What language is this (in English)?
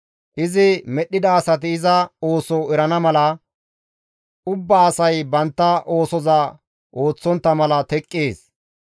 Gamo